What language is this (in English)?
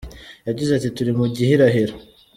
Kinyarwanda